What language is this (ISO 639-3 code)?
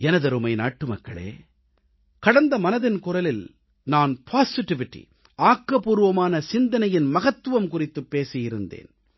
tam